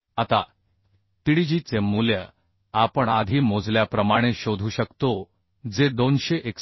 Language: Marathi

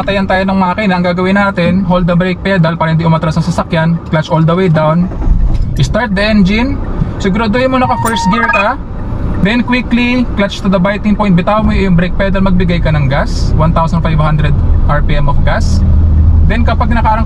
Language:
Filipino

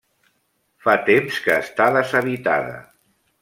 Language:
Catalan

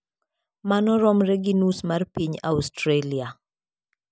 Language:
Luo (Kenya and Tanzania)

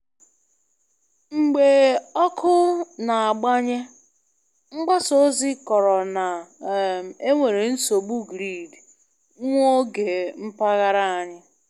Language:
Igbo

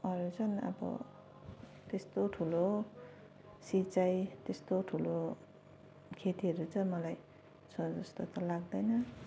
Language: Nepali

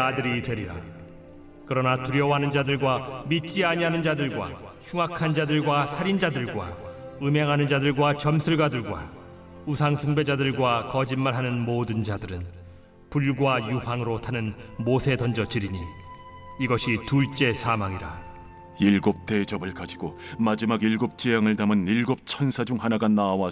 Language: Korean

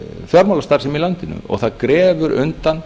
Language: Icelandic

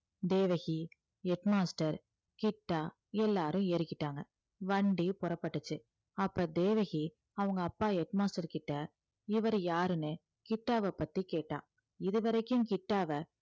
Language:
Tamil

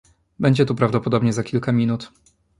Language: Polish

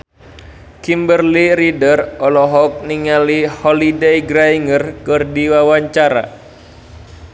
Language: Sundanese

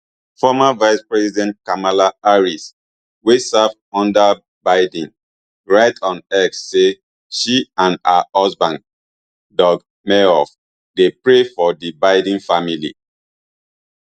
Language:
Nigerian Pidgin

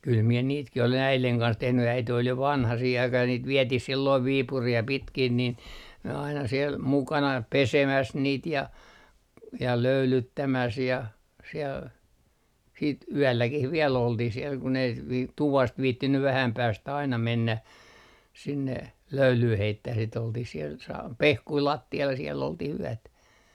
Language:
Finnish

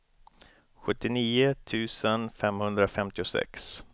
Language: Swedish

